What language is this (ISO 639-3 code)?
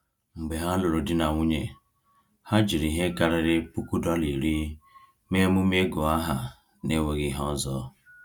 ibo